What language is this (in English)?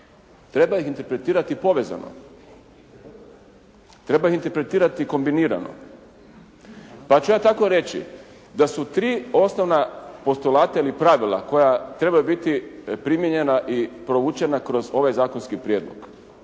Croatian